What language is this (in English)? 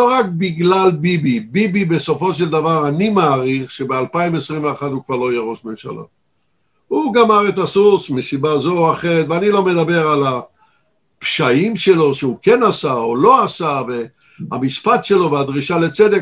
Hebrew